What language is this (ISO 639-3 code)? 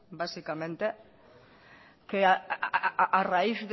spa